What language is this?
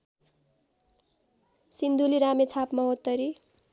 Nepali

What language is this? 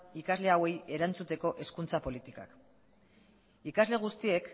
Basque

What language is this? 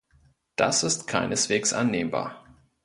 German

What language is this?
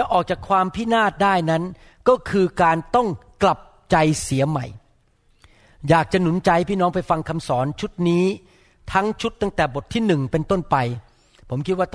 Thai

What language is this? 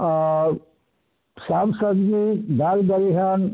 Maithili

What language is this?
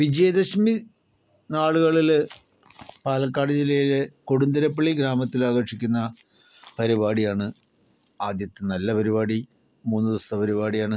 Malayalam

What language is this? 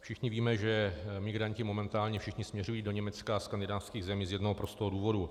Czech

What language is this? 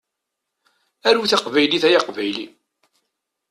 Kabyle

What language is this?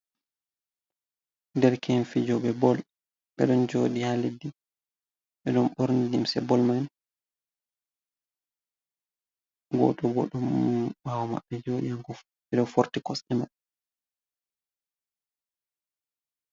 Fula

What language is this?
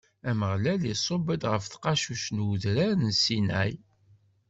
Kabyle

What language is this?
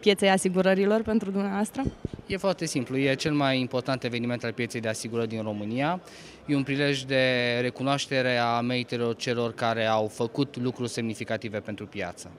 Romanian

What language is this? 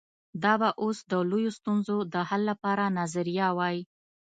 Pashto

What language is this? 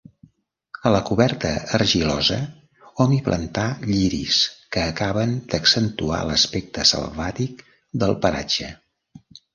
Catalan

